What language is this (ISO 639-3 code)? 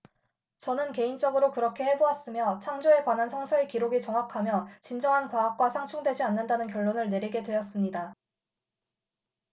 kor